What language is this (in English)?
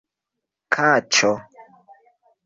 Esperanto